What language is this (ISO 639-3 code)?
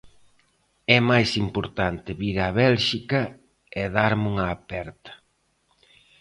glg